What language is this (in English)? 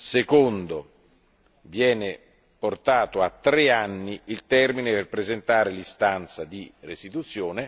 Italian